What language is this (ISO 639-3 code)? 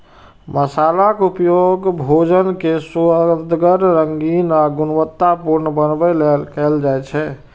mai